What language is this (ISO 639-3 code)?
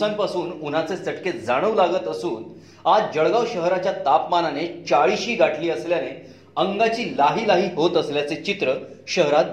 mar